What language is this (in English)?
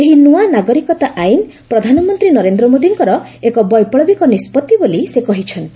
Odia